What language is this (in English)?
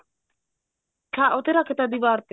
Punjabi